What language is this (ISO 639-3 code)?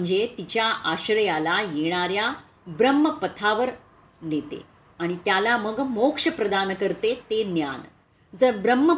mar